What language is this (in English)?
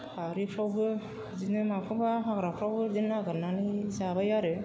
Bodo